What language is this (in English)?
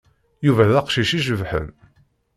Kabyle